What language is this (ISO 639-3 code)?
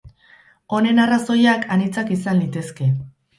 eus